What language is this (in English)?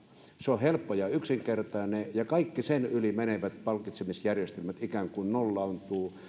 Finnish